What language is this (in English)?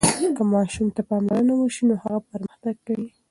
Pashto